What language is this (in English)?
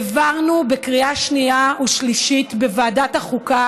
Hebrew